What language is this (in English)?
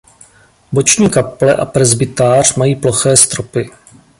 Czech